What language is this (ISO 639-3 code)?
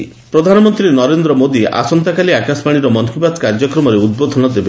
ori